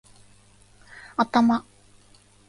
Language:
Japanese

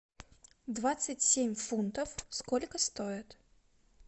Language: Russian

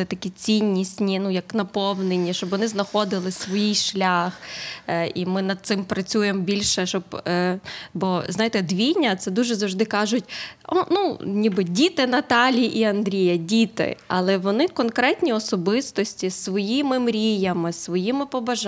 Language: Ukrainian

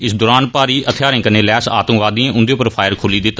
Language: Dogri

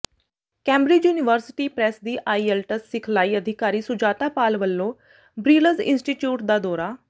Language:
Punjabi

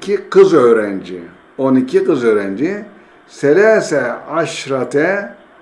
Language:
Turkish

